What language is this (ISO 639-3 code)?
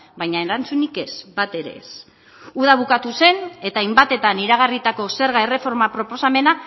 eus